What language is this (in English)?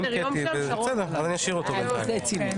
Hebrew